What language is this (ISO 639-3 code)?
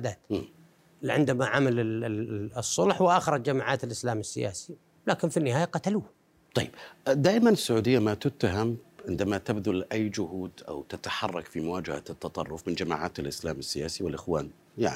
ara